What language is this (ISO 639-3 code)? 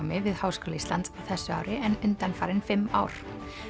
isl